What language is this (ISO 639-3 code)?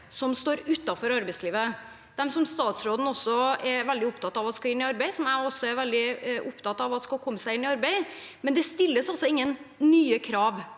nor